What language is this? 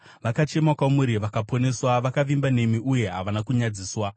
Shona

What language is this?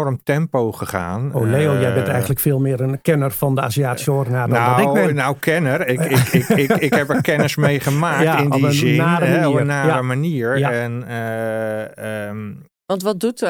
Dutch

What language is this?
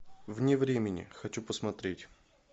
Russian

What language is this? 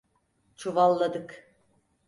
Turkish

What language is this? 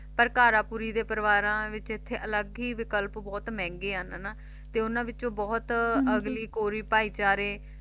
Punjabi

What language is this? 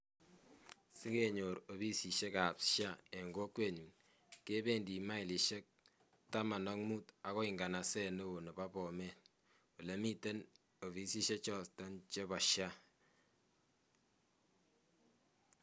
Kalenjin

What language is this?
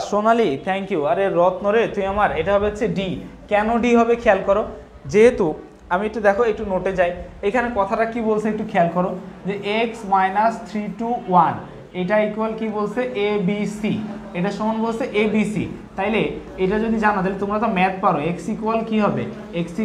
Hindi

